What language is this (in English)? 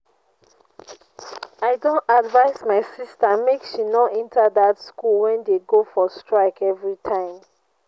Nigerian Pidgin